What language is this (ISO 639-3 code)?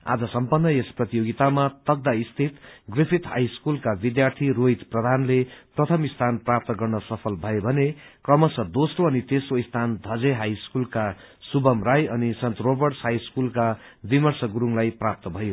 nep